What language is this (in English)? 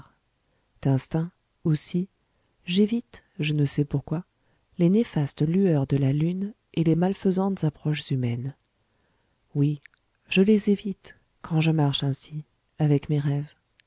French